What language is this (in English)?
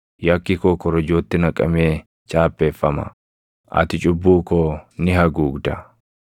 Oromo